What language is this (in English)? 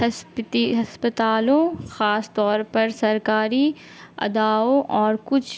Urdu